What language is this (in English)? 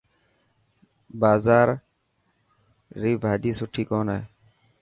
Dhatki